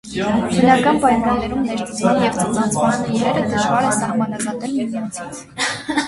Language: Armenian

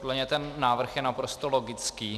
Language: Czech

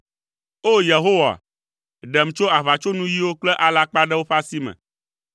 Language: Ewe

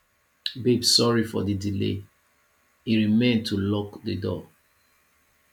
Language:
Nigerian Pidgin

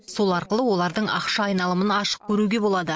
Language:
Kazakh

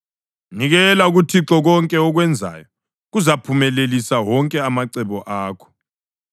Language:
North Ndebele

